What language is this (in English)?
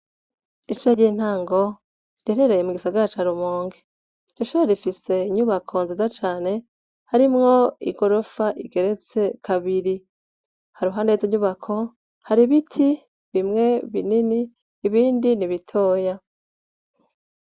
Rundi